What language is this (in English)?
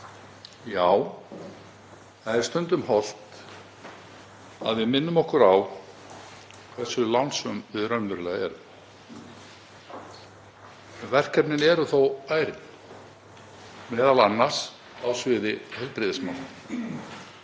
Icelandic